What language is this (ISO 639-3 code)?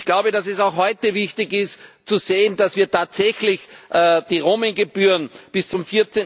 deu